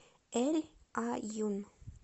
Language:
Russian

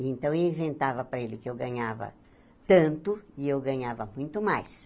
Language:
Portuguese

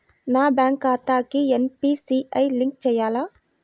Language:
Telugu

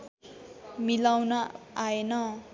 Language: Nepali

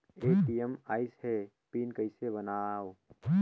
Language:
Chhattisgarhi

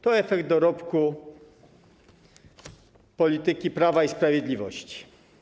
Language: Polish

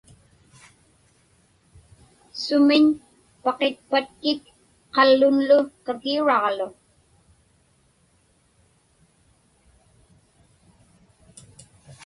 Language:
Inupiaq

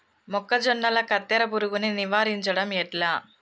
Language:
Telugu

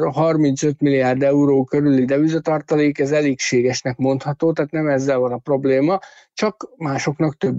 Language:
Hungarian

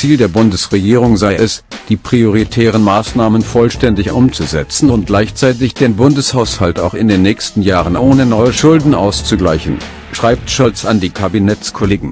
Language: German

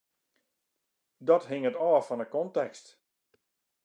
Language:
Western Frisian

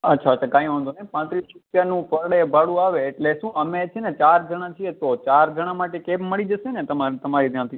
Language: Gujarati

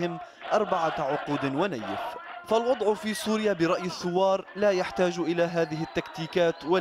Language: Arabic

